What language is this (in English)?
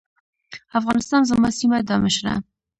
Pashto